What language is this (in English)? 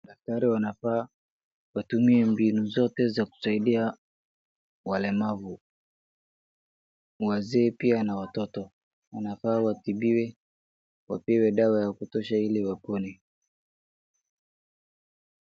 Swahili